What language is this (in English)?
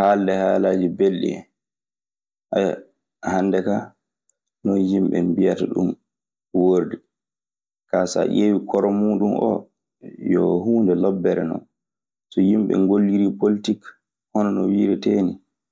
Maasina Fulfulde